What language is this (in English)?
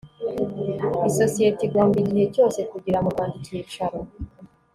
Kinyarwanda